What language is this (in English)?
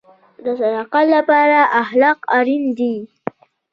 Pashto